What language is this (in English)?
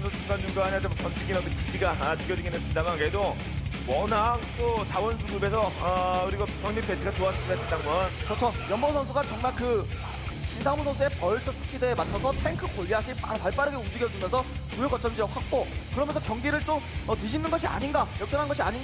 Korean